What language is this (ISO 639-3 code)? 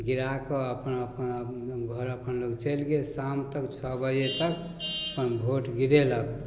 mai